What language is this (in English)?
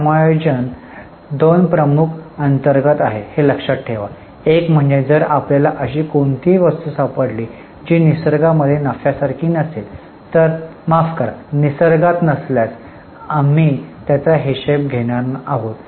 Marathi